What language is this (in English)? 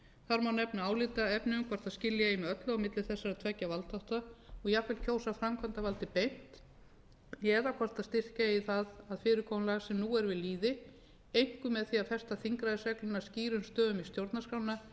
Icelandic